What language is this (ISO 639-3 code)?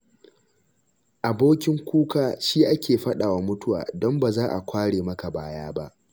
hau